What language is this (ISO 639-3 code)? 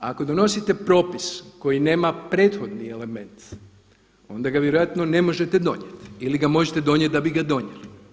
hrv